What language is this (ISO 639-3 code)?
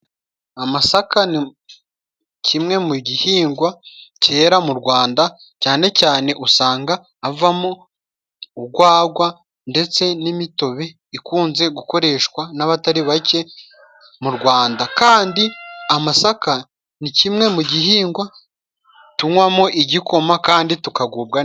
kin